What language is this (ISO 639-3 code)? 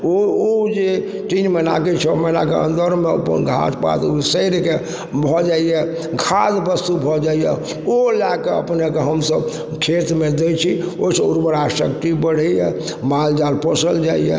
mai